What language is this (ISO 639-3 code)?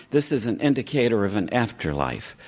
eng